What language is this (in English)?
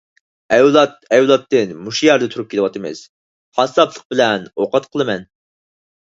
Uyghur